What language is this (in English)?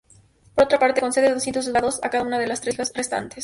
Spanish